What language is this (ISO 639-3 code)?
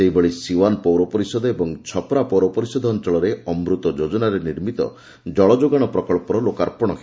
ori